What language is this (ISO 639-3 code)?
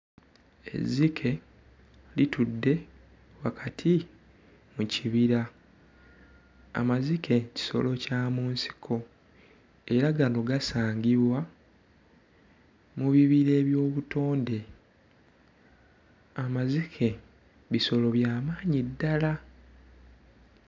lug